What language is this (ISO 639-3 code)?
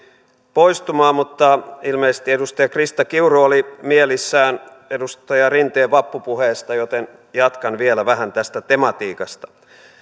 fin